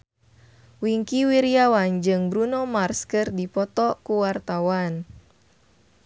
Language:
Sundanese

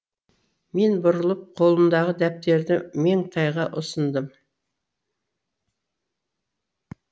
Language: Kazakh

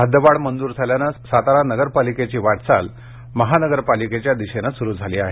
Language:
Marathi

